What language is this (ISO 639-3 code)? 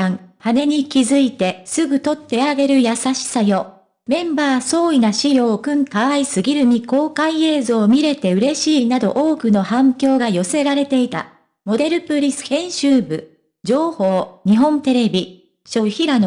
jpn